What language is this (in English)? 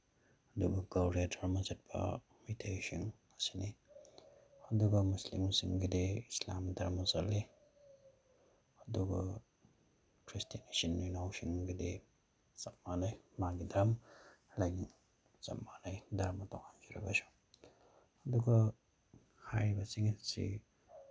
Manipuri